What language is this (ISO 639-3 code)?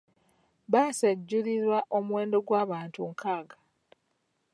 lug